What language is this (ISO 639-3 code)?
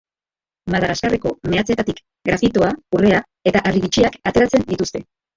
eus